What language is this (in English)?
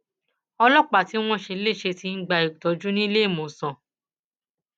Yoruba